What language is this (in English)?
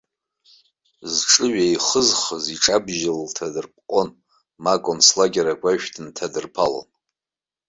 Abkhazian